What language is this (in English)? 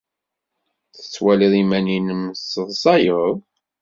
Kabyle